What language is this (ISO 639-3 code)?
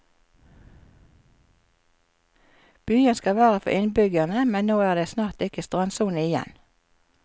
nor